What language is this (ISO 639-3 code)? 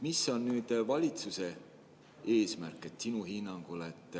est